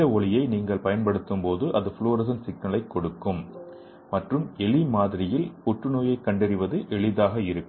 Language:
Tamil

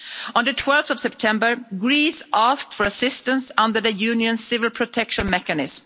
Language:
English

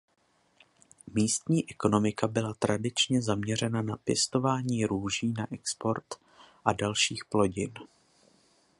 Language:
Czech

